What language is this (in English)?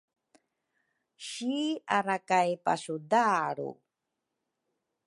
Rukai